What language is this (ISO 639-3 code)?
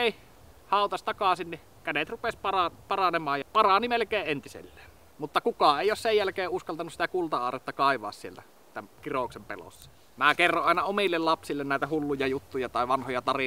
fin